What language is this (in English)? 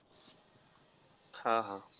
Marathi